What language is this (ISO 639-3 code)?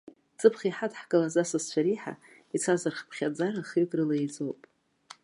abk